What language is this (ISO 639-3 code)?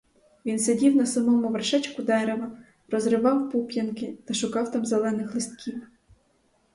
ukr